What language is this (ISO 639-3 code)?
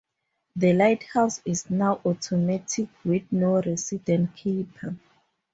eng